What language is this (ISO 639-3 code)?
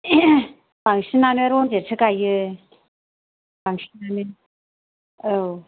brx